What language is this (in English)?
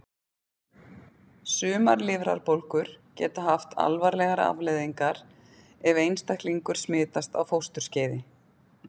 Icelandic